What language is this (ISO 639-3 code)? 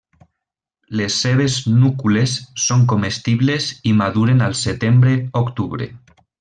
cat